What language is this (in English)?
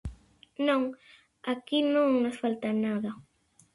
Galician